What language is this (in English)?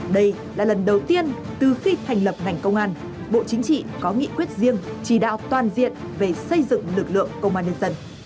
Vietnamese